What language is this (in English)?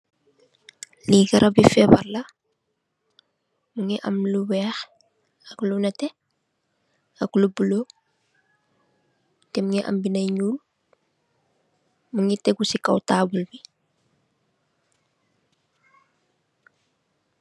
Wolof